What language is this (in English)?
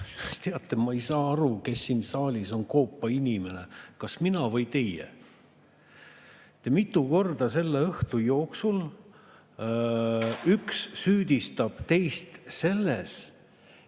Estonian